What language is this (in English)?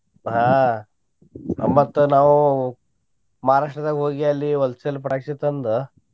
Kannada